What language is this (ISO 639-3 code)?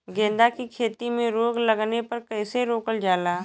bho